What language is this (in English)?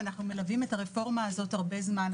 Hebrew